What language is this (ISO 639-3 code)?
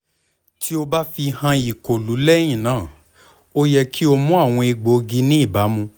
yor